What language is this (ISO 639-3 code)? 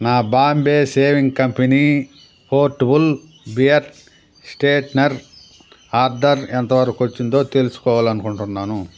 tel